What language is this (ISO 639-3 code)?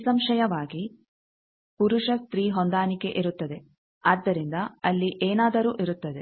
kan